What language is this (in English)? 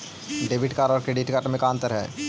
Magahi